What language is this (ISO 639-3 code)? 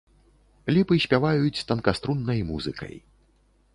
bel